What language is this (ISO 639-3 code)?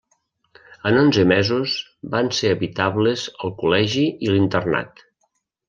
cat